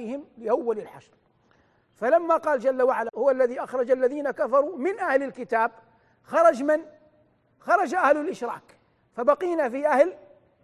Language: Arabic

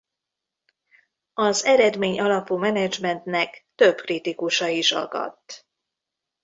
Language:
Hungarian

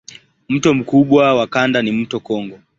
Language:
Swahili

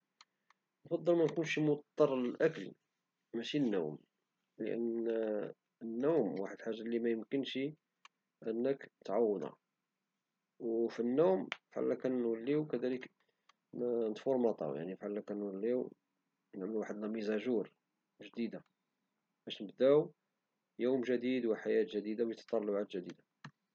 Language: Moroccan Arabic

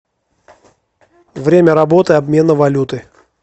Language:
Russian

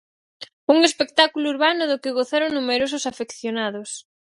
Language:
Galician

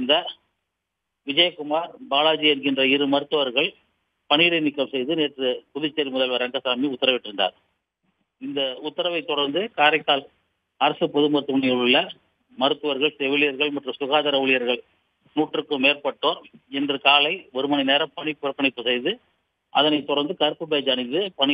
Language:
Romanian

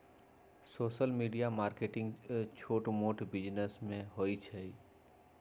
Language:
Magahi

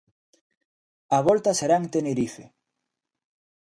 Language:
Galician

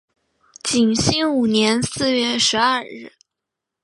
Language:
Chinese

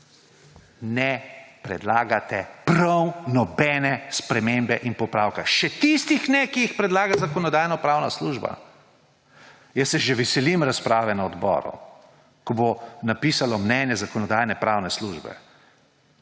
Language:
Slovenian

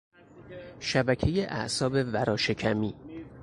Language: Persian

